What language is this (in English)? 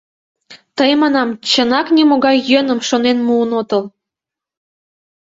Mari